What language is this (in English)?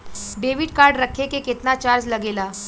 Bhojpuri